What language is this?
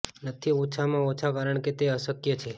Gujarati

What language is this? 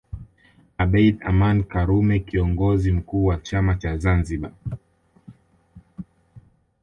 Swahili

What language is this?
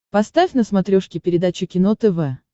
Russian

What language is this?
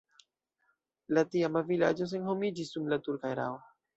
Esperanto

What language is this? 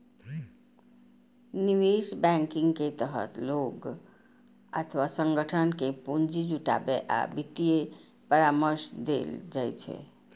Maithili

